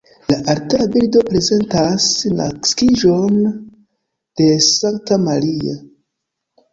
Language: Esperanto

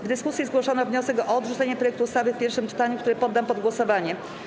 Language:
Polish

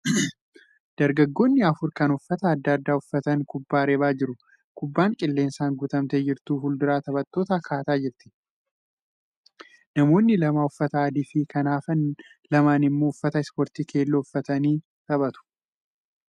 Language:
Oromo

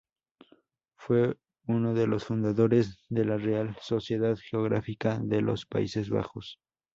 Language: Spanish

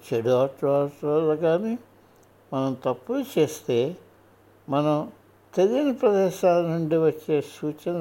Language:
Telugu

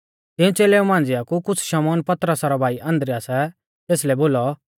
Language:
Mahasu Pahari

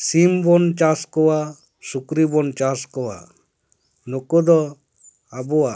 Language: Santali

